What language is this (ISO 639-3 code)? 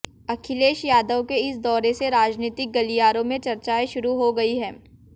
hin